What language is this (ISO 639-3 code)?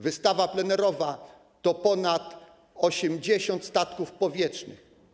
pol